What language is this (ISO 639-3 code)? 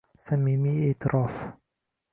uzb